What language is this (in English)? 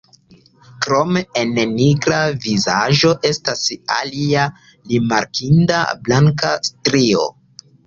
Esperanto